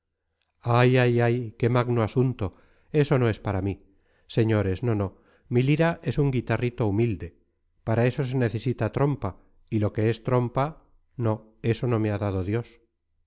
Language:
Spanish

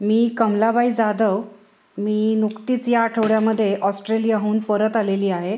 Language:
Marathi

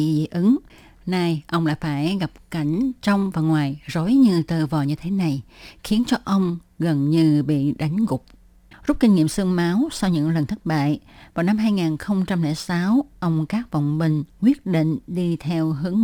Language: Vietnamese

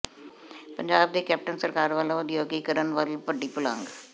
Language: Punjabi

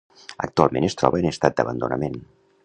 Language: Catalan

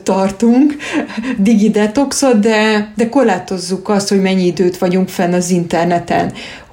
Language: Hungarian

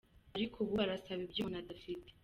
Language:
Kinyarwanda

